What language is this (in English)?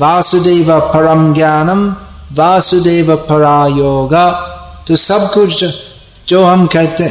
Hindi